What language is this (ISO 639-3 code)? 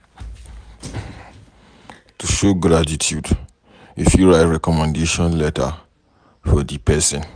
pcm